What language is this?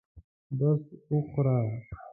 Pashto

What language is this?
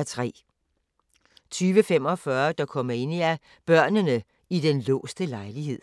Danish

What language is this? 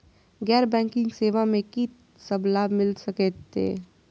Maithili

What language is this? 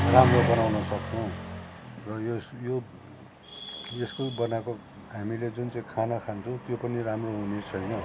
Nepali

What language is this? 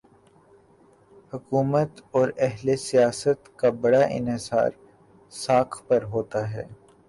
Urdu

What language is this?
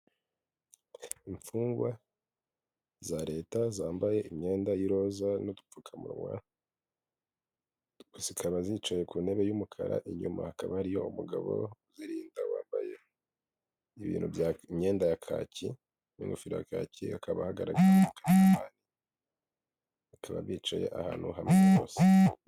Kinyarwanda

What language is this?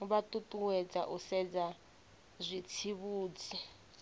Venda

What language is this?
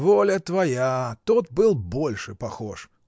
Russian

